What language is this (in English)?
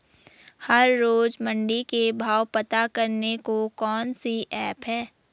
Hindi